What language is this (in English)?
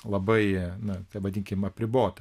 Lithuanian